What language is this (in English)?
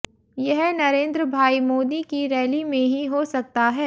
Hindi